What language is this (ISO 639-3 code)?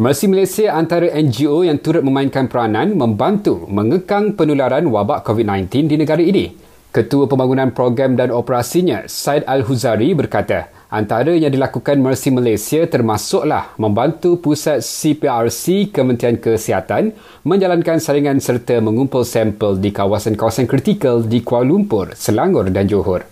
msa